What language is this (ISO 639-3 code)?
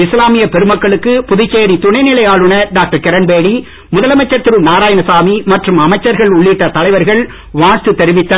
tam